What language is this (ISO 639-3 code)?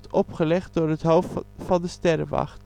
nld